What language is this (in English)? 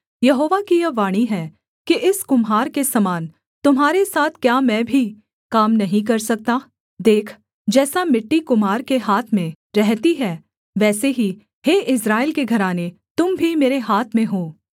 Hindi